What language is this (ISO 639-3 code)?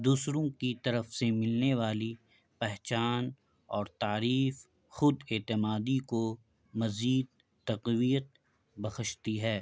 urd